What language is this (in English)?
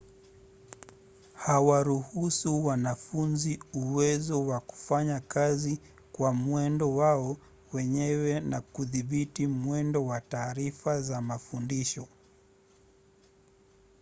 Swahili